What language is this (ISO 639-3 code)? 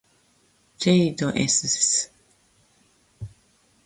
jpn